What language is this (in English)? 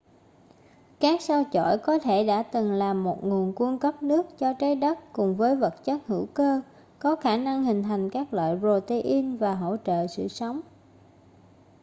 Vietnamese